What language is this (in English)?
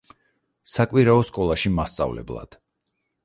Georgian